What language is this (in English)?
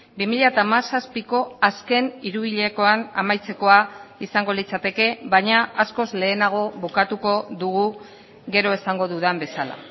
Basque